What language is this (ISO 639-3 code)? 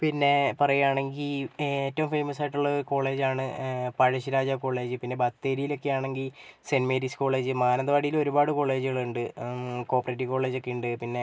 mal